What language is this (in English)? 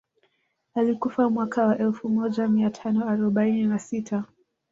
Swahili